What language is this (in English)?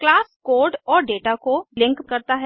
Hindi